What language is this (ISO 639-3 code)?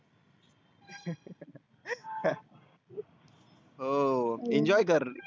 mar